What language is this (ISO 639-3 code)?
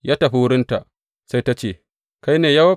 hau